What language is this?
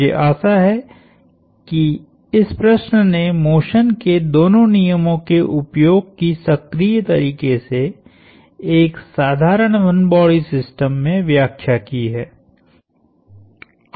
Hindi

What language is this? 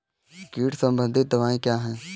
Hindi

